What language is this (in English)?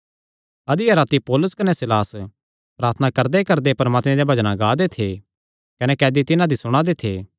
Kangri